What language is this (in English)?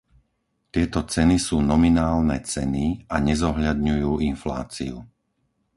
Slovak